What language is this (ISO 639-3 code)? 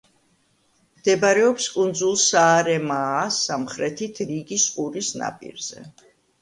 kat